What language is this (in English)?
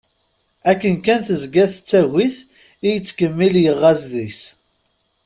Kabyle